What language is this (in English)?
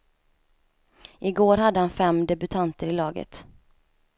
Swedish